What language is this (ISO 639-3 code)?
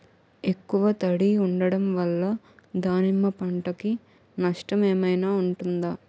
tel